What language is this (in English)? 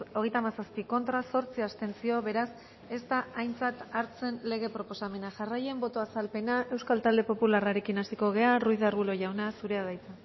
Basque